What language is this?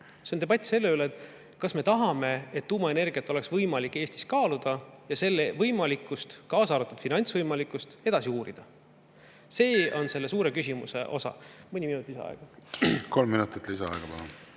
Estonian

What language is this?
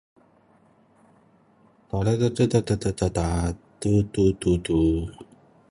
Korean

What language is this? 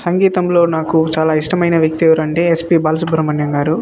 Telugu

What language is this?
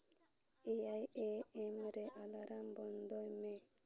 Santali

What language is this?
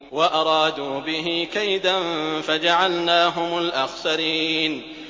Arabic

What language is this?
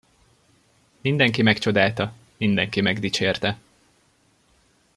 Hungarian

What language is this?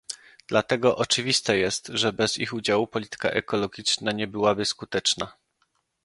Polish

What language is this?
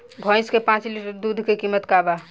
Bhojpuri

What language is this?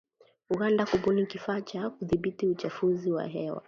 Swahili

